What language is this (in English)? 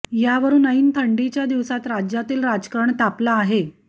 Marathi